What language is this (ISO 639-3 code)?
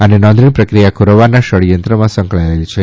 guj